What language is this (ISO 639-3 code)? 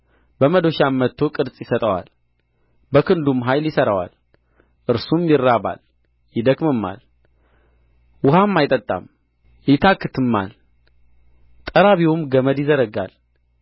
amh